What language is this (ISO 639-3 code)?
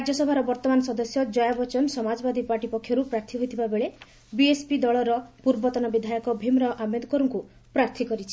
ori